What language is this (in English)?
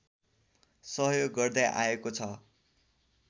Nepali